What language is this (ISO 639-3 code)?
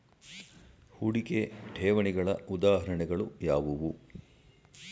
kan